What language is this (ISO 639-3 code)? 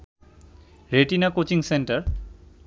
ben